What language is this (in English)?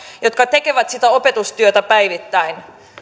Finnish